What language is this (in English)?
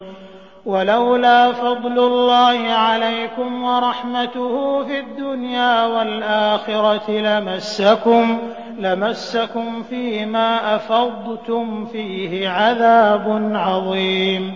Arabic